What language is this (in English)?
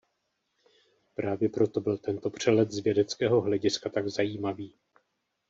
Czech